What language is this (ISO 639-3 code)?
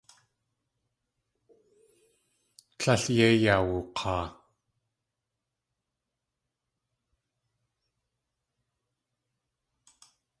tli